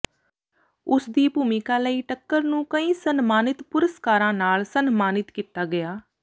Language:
Punjabi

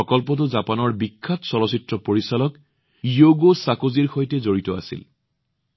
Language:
Assamese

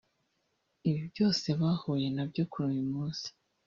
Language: Kinyarwanda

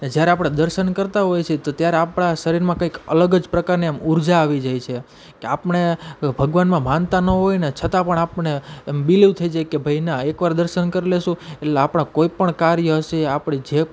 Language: Gujarati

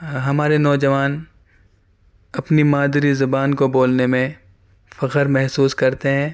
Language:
Urdu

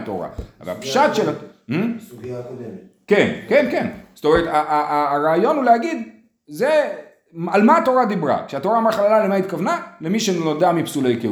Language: Hebrew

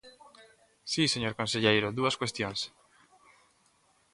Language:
Galician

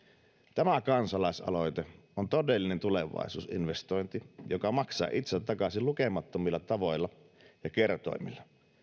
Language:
Finnish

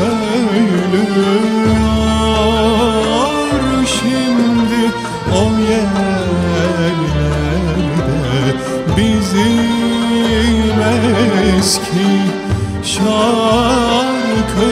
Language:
Turkish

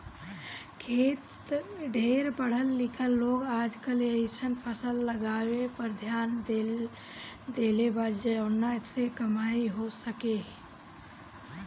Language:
Bhojpuri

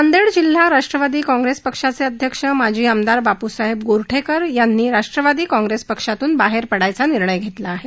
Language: Marathi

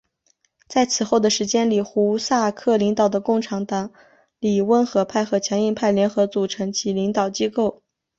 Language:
Chinese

